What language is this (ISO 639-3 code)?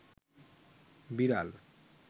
ben